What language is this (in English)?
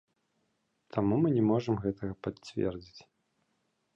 Belarusian